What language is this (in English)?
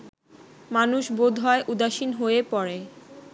Bangla